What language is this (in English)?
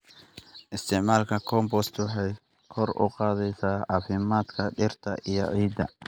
Somali